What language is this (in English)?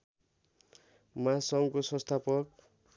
Nepali